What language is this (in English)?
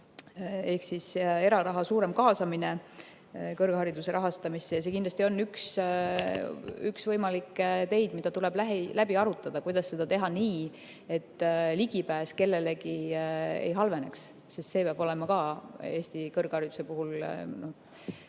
Estonian